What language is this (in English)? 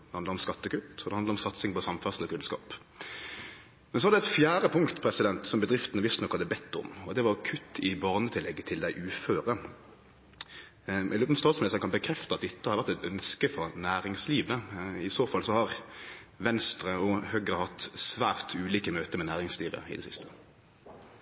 Norwegian Nynorsk